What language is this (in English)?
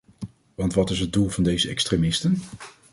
Dutch